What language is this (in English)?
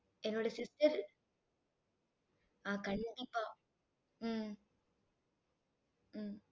Tamil